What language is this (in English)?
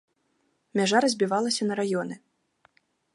Belarusian